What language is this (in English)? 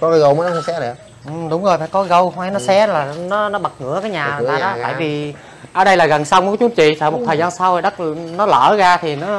Vietnamese